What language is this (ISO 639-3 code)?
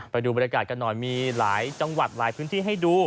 tha